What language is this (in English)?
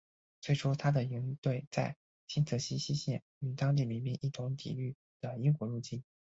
Chinese